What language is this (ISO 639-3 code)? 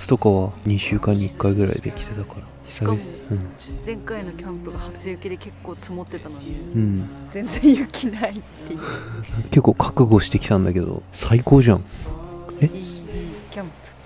jpn